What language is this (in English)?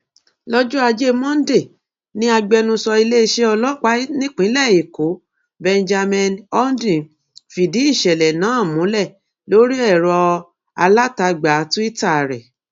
Yoruba